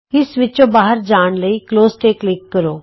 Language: Punjabi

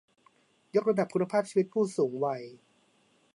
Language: Thai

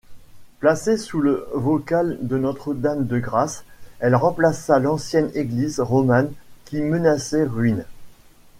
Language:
French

